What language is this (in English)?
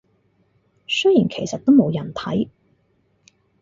Cantonese